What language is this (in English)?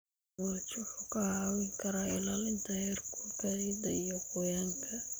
Somali